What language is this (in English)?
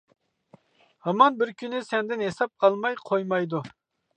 Uyghur